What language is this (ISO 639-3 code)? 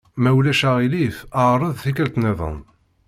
kab